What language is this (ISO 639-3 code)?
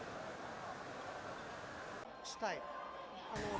vie